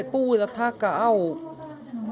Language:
Icelandic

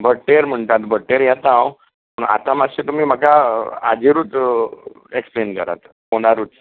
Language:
Konkani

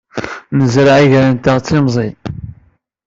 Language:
Kabyle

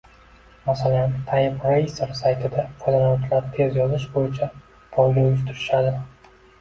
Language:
Uzbek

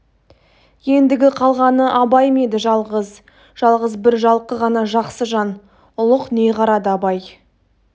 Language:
Kazakh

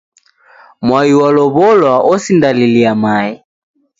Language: Taita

